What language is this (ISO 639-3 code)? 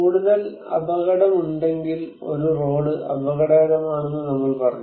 mal